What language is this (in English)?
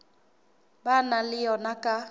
Southern Sotho